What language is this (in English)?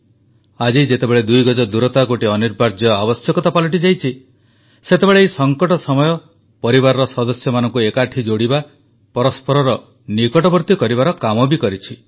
Odia